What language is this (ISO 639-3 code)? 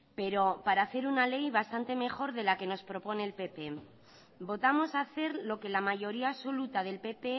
spa